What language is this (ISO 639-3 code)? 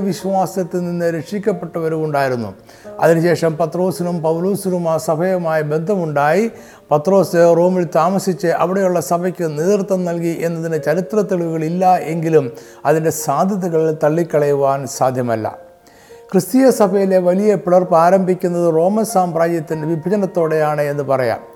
mal